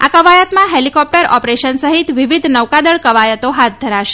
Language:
Gujarati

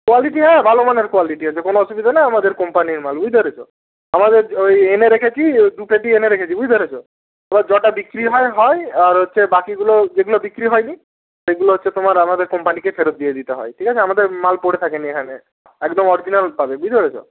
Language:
Bangla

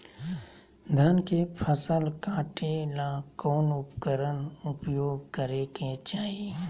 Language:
Magahi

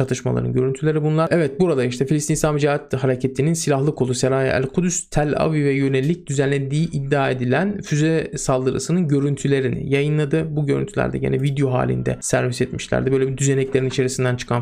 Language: Turkish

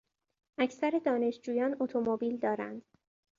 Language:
Persian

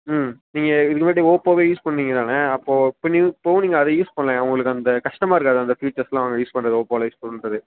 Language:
Tamil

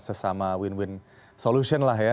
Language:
Indonesian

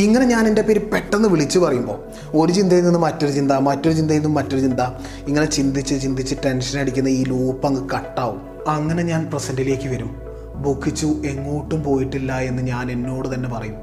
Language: Malayalam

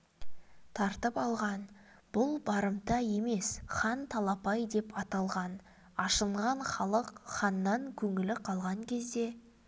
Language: Kazakh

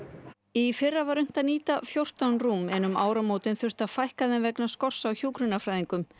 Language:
Icelandic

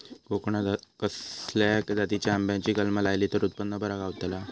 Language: Marathi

